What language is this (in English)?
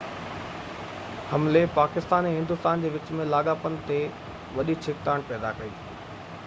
Sindhi